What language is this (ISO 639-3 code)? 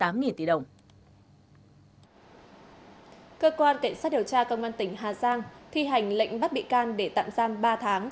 vie